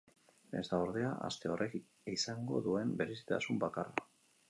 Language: Basque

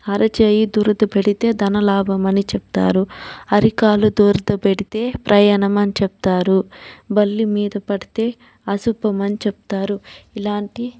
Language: Telugu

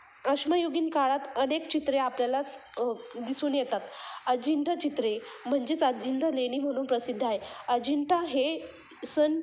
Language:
Marathi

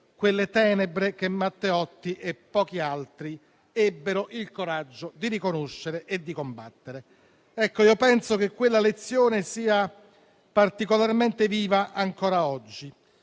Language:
Italian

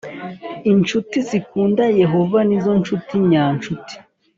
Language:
Kinyarwanda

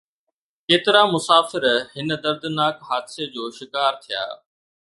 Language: Sindhi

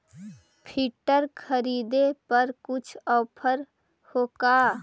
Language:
Magahi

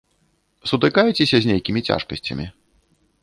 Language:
Belarusian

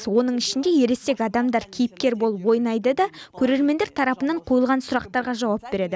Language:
Kazakh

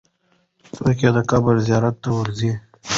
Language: Pashto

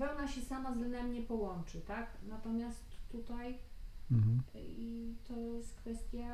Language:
Polish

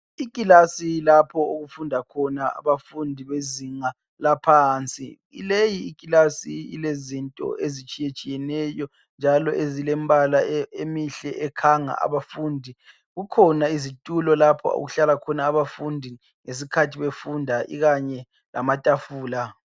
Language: North Ndebele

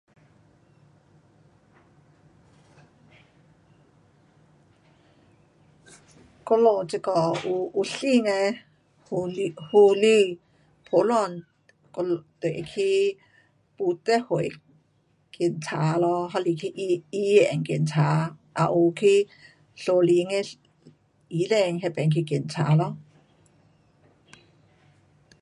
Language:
Pu-Xian Chinese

